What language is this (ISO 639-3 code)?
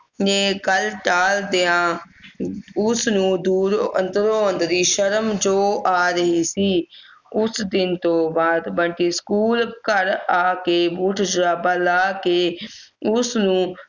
pan